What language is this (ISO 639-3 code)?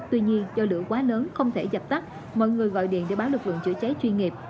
vie